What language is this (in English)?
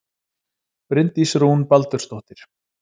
Icelandic